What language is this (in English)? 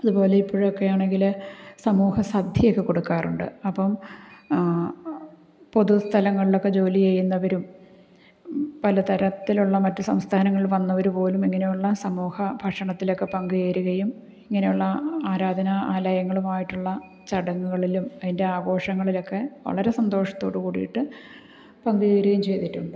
Malayalam